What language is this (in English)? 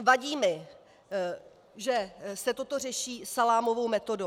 Czech